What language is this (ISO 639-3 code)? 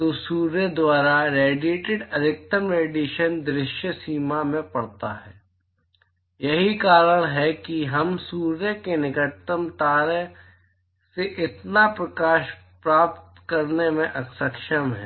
hin